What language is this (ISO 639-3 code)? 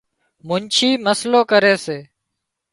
kxp